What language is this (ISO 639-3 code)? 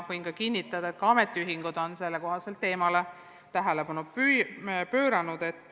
est